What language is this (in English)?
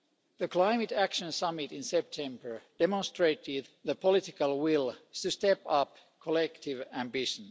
English